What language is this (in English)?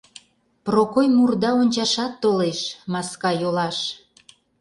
Mari